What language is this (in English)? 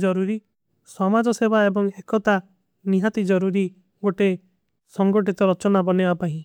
Kui (India)